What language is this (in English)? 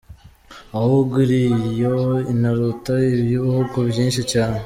Kinyarwanda